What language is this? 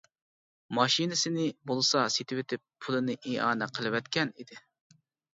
Uyghur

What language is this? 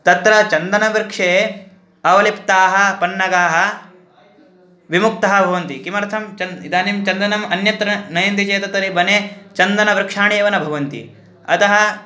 Sanskrit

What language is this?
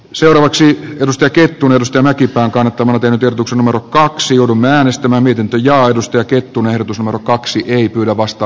Finnish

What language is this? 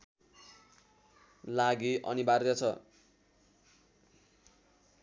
Nepali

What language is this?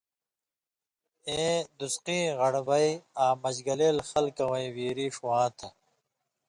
Indus Kohistani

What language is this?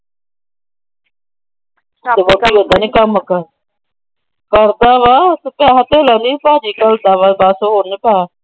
Punjabi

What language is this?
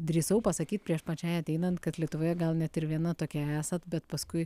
Lithuanian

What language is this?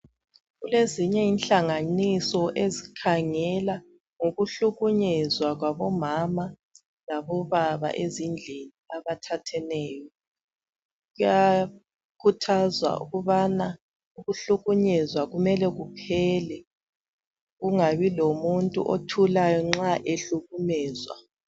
North Ndebele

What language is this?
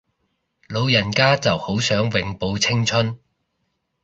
Cantonese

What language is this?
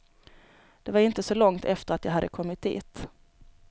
Swedish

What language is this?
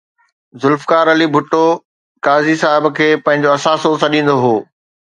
Sindhi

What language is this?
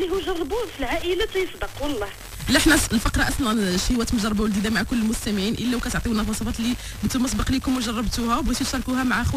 Arabic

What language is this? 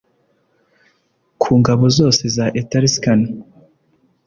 Kinyarwanda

